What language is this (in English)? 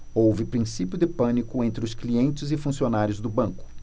Portuguese